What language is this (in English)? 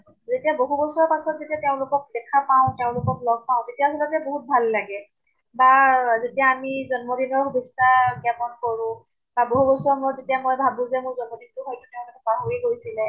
Assamese